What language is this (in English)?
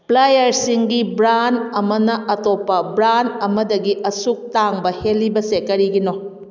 Manipuri